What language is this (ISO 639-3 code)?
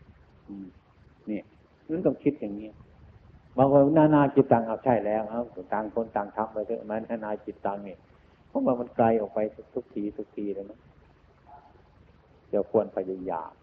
tha